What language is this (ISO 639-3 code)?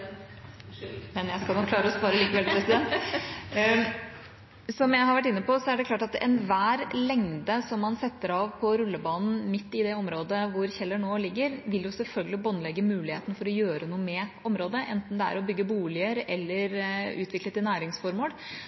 nor